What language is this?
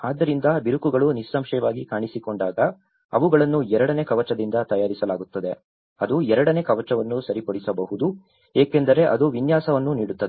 Kannada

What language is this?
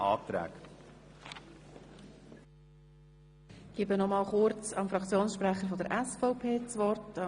Swiss German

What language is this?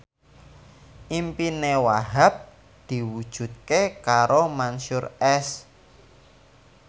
Javanese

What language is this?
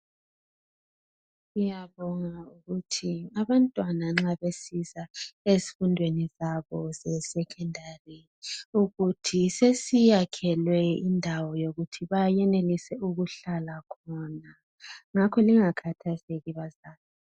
North Ndebele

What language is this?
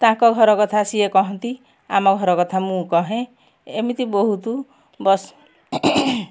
Odia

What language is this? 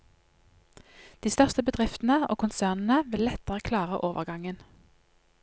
Norwegian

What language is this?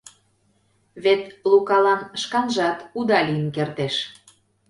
Mari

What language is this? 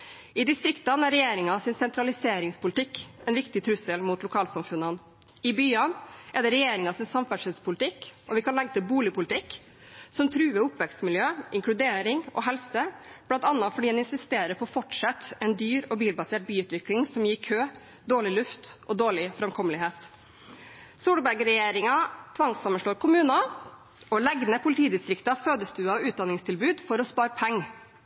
Norwegian Bokmål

